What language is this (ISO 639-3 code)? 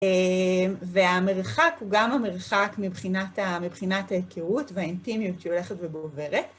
heb